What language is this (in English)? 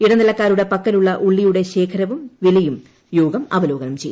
Malayalam